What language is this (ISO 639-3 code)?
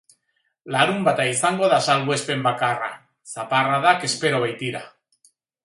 eus